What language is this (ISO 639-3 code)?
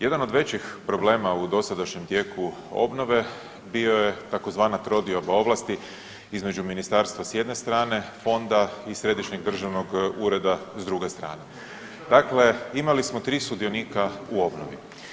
hrv